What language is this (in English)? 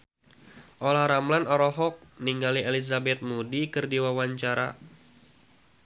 Sundanese